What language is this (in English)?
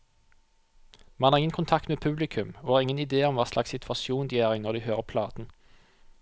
Norwegian